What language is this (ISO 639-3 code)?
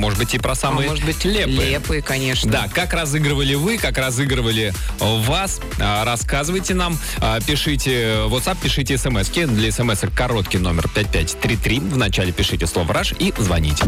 rus